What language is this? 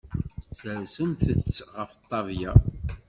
Kabyle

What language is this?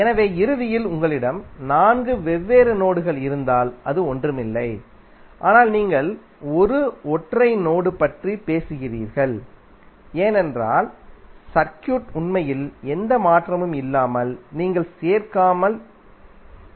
Tamil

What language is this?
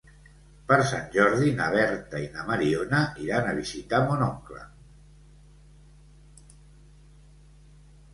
Catalan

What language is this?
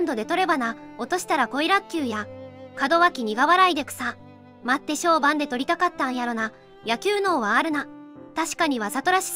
Japanese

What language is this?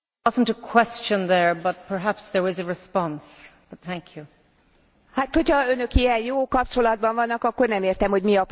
Hungarian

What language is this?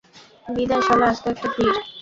Bangla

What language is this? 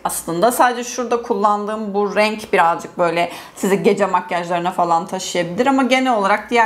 Turkish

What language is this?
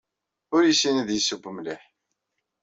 Kabyle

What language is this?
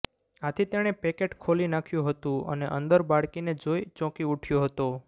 Gujarati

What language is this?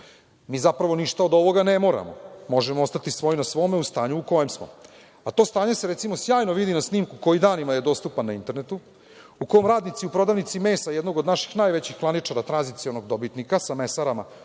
Serbian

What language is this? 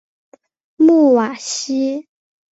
Chinese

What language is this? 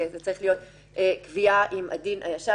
Hebrew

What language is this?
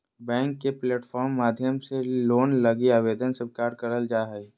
Magahi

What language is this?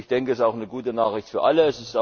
German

